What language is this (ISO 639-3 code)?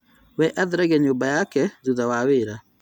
kik